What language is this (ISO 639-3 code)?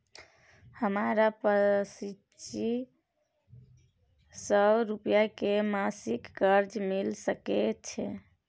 mai